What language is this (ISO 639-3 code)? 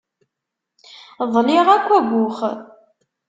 kab